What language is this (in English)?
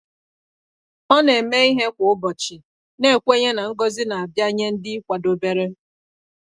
Igbo